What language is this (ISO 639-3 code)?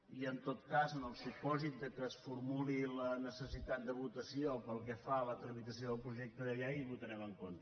cat